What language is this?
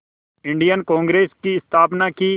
Hindi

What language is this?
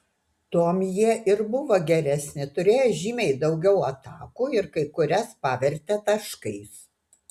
Lithuanian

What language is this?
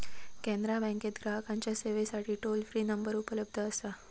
Marathi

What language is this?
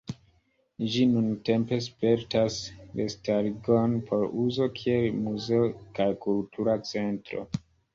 Esperanto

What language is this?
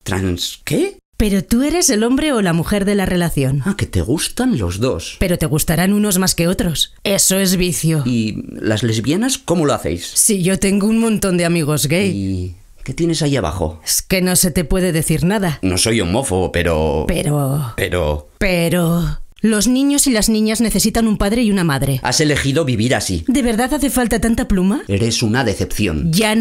Spanish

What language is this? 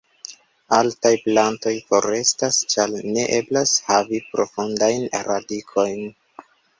Esperanto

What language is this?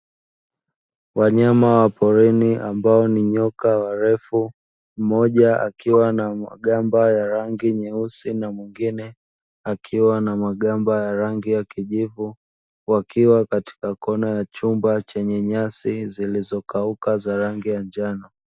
Swahili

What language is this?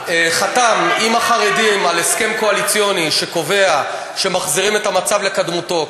Hebrew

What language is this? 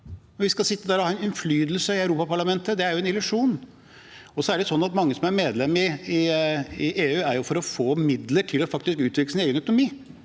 Norwegian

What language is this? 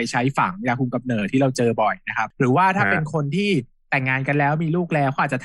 Thai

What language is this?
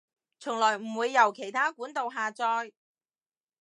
Cantonese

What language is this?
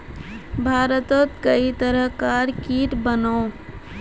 Magahi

